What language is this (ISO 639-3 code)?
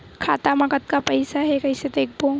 hne